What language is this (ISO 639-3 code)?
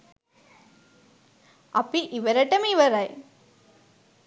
sin